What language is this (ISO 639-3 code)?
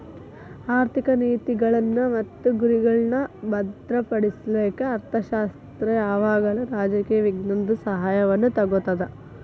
kan